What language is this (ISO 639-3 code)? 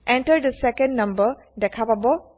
asm